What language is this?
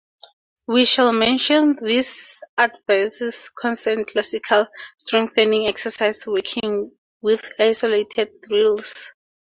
English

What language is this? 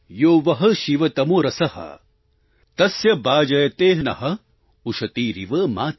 Gujarati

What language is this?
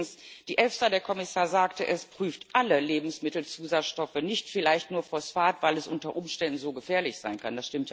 German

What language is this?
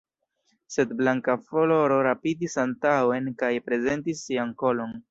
Esperanto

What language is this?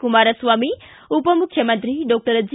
Kannada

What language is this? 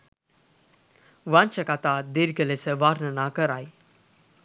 Sinhala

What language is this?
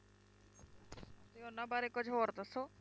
Punjabi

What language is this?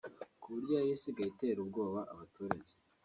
Kinyarwanda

